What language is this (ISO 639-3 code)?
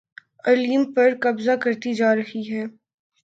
urd